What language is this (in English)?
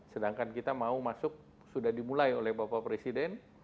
Indonesian